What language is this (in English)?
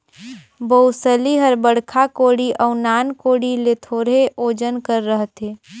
Chhattisgarhi